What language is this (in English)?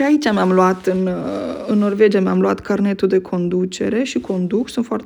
Romanian